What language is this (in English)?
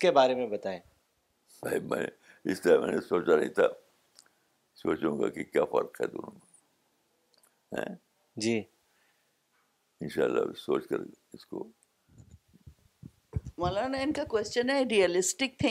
Urdu